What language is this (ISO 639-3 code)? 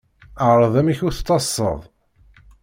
kab